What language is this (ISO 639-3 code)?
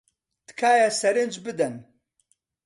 ckb